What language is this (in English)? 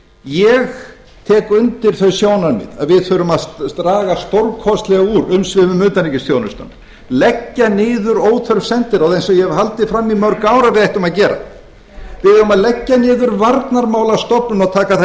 Icelandic